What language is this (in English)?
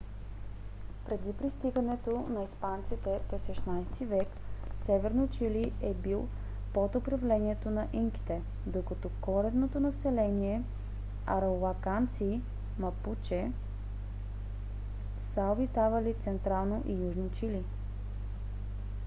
Bulgarian